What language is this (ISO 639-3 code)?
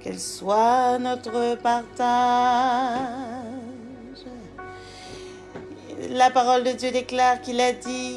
fra